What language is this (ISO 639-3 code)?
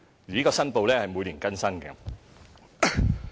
yue